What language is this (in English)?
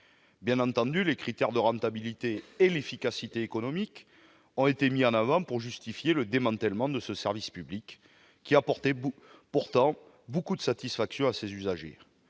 French